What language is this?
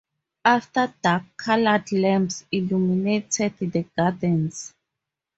English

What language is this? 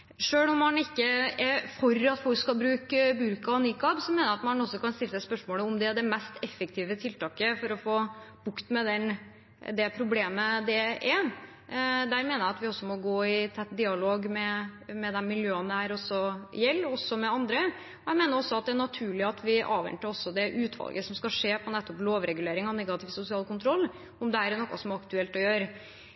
Norwegian Bokmål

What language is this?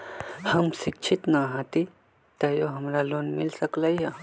Magahi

